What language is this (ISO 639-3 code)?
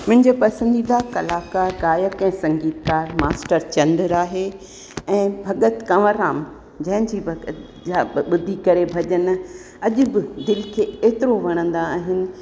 snd